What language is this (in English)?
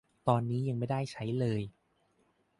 Thai